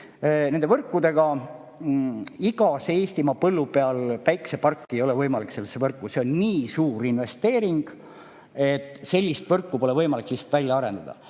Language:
Estonian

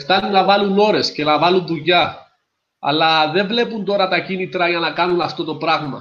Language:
Greek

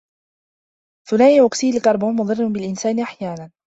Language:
Arabic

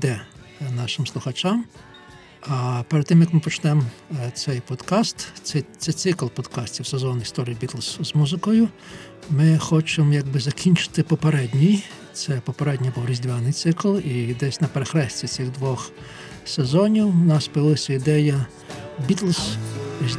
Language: Ukrainian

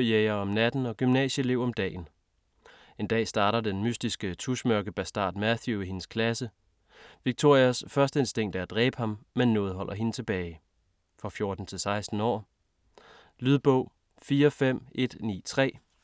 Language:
Danish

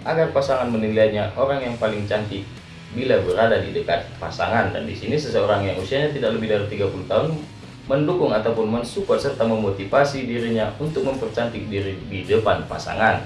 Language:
Indonesian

